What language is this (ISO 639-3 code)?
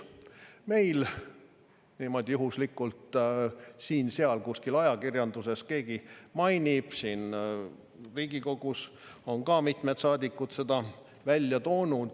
est